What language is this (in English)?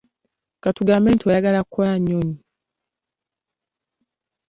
Ganda